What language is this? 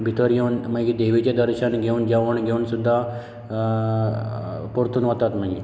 Konkani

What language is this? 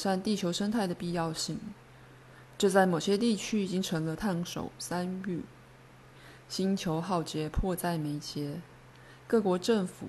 Chinese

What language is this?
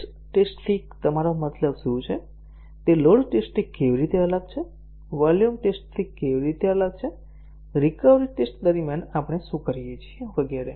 Gujarati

